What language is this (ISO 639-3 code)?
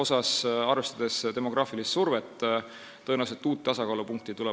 est